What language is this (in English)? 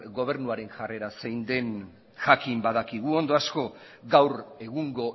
Basque